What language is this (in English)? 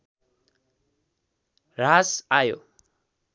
Nepali